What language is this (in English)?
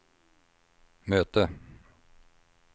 Swedish